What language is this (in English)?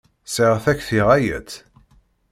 Kabyle